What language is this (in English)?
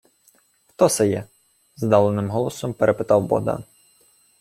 Ukrainian